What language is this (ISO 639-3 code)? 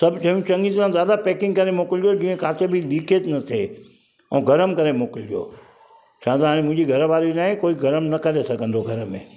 snd